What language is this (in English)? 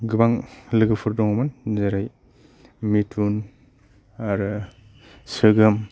Bodo